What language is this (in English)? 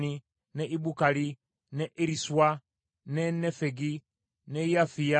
Ganda